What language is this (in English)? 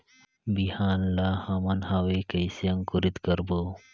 Chhattisgarhi